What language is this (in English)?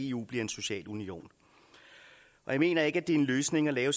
Danish